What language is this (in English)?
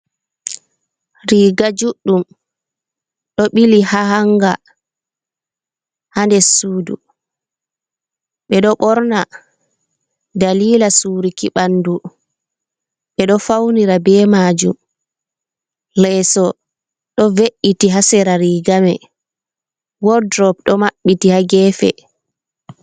Fula